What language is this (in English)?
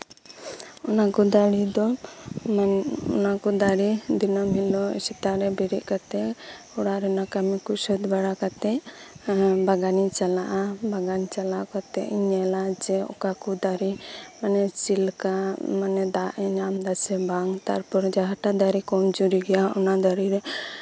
Santali